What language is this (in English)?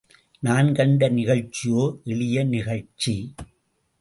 Tamil